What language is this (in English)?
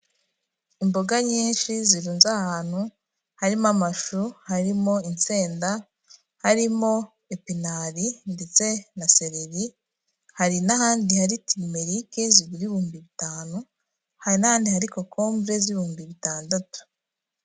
Kinyarwanda